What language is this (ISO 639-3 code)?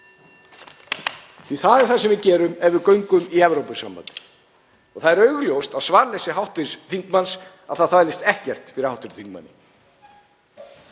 isl